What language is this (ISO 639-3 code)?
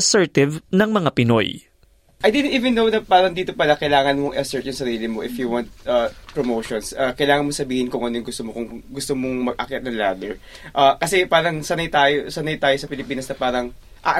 fil